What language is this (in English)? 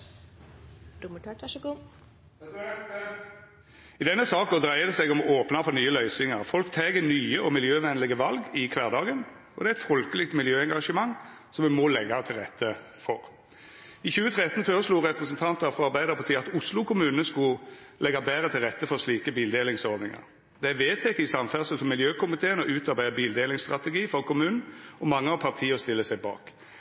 Norwegian